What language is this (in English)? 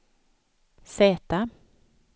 Swedish